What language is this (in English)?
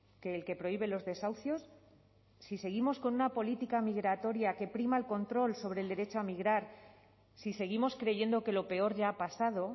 Spanish